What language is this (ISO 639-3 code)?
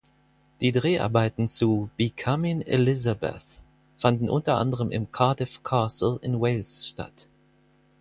deu